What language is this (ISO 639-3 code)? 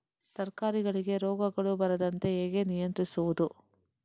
kan